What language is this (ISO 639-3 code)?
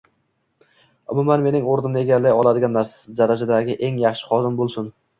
uzb